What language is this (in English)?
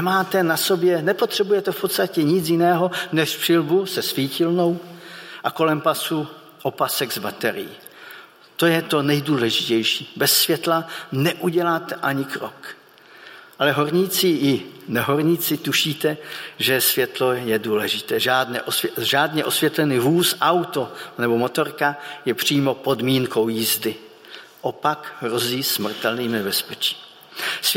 Czech